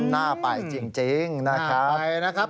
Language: Thai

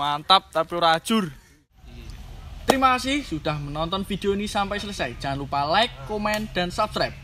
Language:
Indonesian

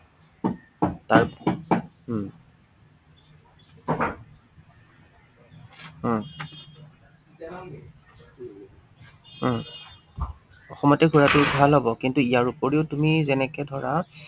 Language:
Assamese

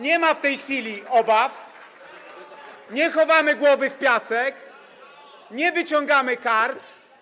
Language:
Polish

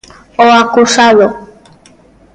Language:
Galician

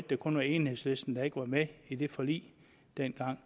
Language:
Danish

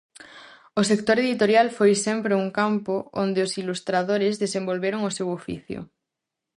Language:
Galician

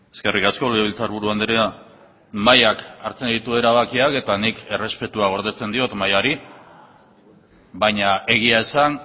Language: Basque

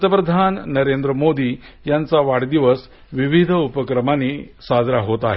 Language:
Marathi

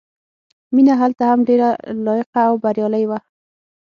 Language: Pashto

